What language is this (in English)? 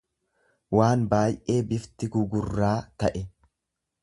Oromo